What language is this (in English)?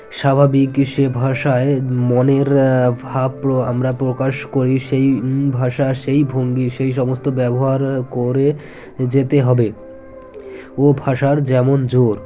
Bangla